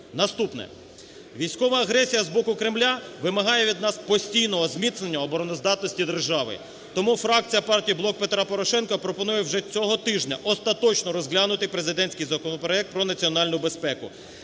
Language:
Ukrainian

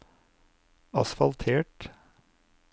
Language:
Norwegian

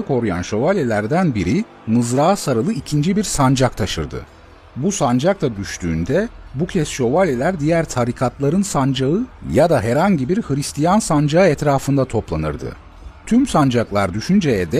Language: Turkish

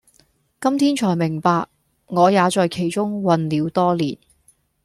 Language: Cantonese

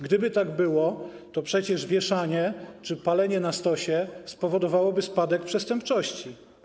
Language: Polish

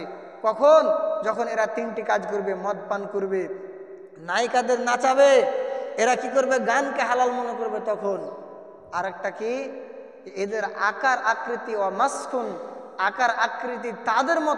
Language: Arabic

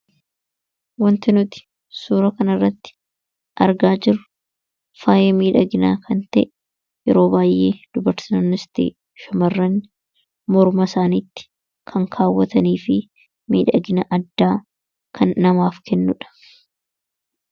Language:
Oromo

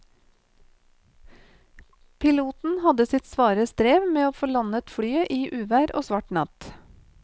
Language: Norwegian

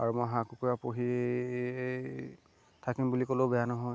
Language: Assamese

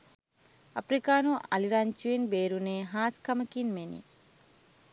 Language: Sinhala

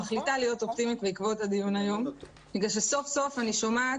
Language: Hebrew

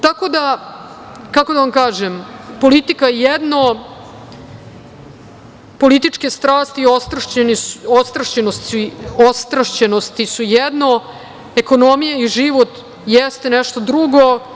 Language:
Serbian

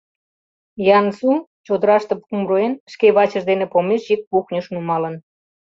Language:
Mari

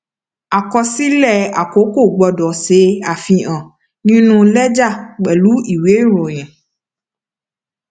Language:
Yoruba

